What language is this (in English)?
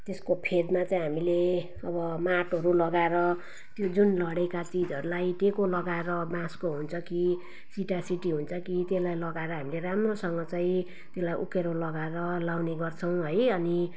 Nepali